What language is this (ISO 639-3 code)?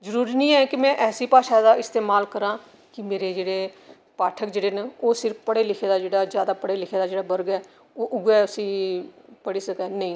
doi